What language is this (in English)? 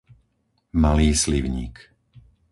Slovak